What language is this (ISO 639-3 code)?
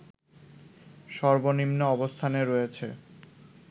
ben